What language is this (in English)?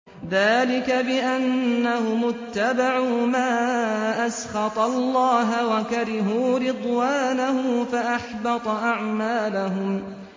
Arabic